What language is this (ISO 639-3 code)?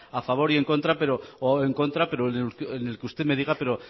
spa